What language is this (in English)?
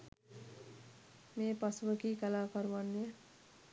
Sinhala